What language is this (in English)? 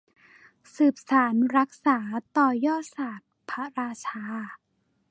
Thai